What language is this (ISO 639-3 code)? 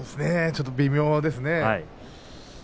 jpn